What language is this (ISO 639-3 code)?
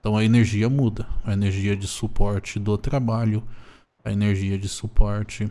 por